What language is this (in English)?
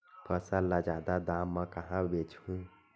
Chhattisgarhi